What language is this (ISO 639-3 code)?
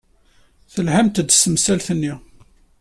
kab